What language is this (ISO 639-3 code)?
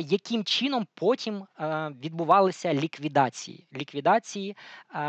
ukr